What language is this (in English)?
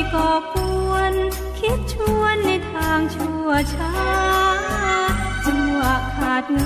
Thai